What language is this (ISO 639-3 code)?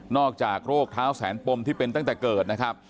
tha